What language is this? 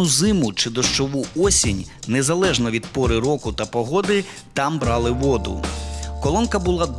Ukrainian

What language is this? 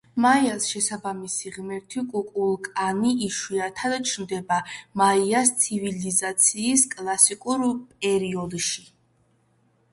Georgian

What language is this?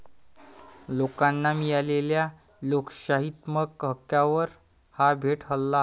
Marathi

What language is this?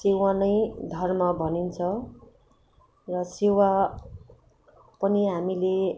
Nepali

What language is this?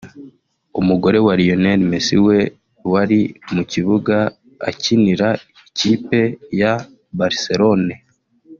Kinyarwanda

